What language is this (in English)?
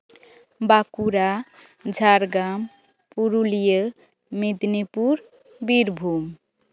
Santali